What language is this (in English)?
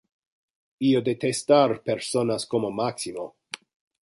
Interlingua